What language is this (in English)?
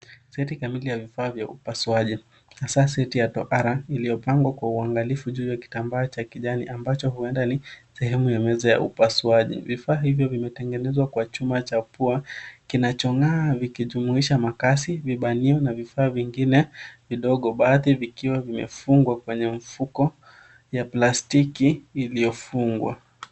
Swahili